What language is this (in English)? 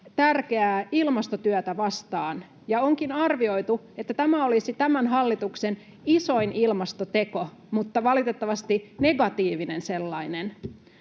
Finnish